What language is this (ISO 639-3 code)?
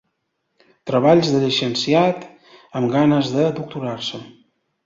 cat